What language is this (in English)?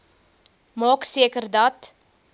Afrikaans